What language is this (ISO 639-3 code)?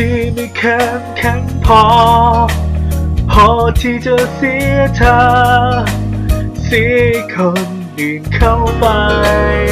tha